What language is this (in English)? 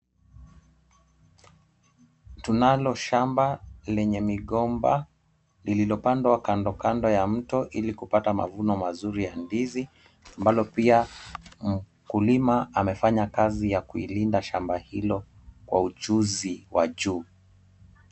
Swahili